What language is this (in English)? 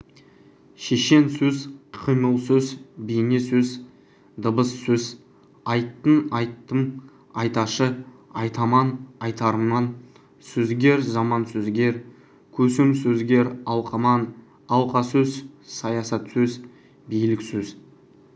Kazakh